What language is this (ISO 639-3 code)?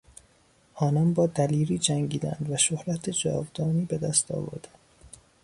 fas